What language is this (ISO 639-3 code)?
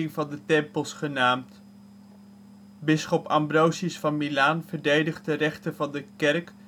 nld